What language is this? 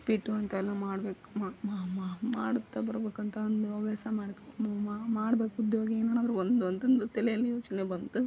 Kannada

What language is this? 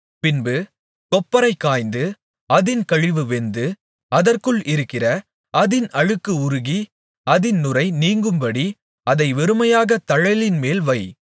Tamil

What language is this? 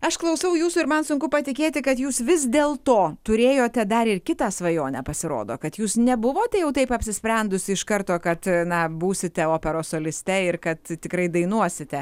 Lithuanian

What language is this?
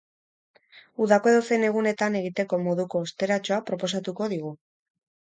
Basque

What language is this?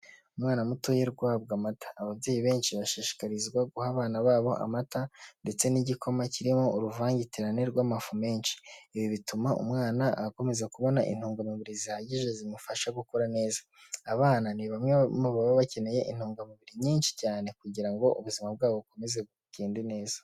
Kinyarwanda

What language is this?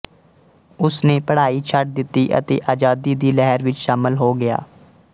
Punjabi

